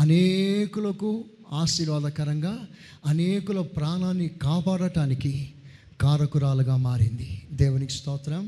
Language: Telugu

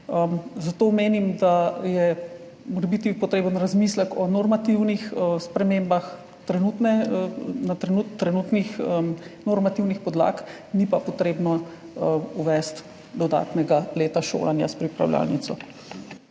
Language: Slovenian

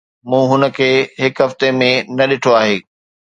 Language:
Sindhi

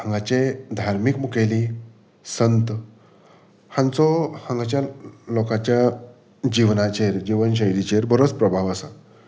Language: Konkani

